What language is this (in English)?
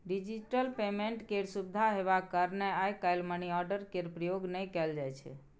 Maithili